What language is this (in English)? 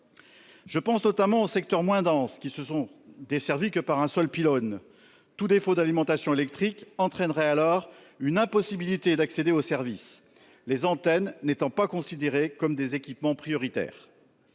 French